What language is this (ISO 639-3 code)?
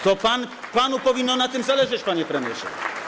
pol